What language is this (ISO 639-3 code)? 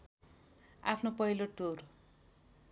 nep